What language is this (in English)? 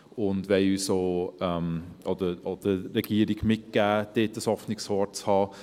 Swiss German